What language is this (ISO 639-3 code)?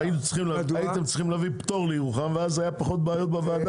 heb